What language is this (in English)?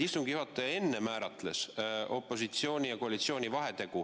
Estonian